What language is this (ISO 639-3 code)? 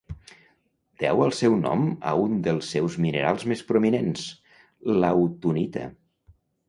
cat